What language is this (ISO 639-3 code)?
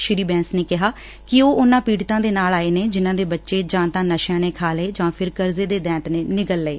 pan